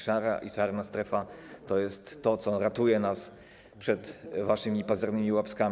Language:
Polish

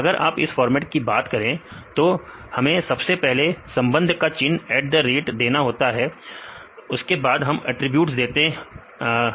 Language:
Hindi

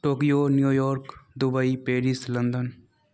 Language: Maithili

